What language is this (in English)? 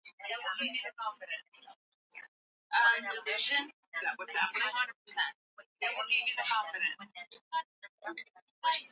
Swahili